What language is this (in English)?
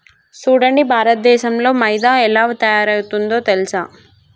Telugu